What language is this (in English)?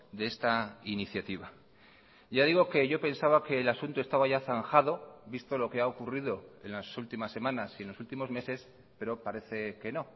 Spanish